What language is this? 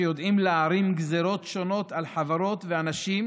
Hebrew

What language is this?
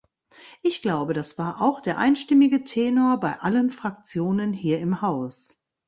German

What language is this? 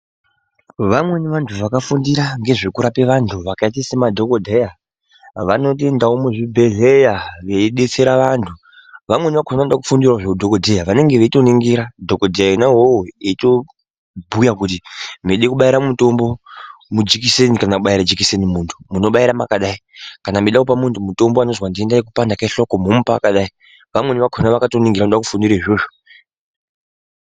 Ndau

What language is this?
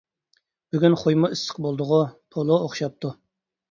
Uyghur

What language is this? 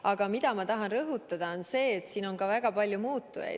Estonian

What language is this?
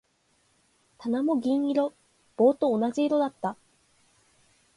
Japanese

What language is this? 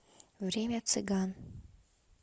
Russian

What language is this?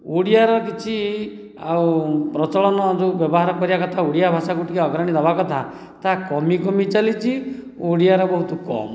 Odia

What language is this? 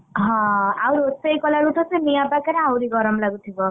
Odia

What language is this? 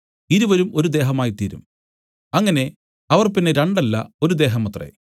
Malayalam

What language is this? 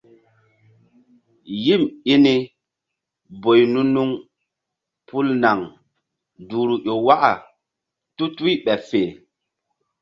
Mbum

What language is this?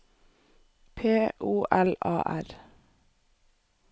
Norwegian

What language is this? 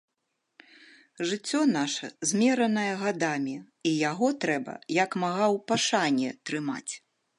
Belarusian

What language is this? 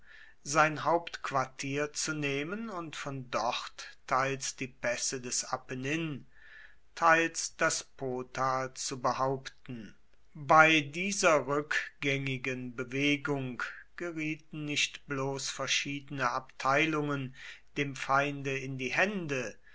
German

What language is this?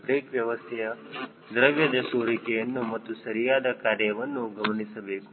Kannada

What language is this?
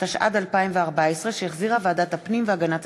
Hebrew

